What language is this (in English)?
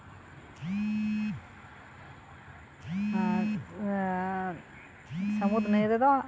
Santali